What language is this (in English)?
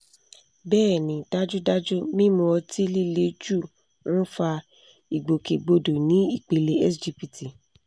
Yoruba